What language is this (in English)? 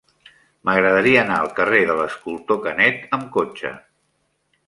Catalan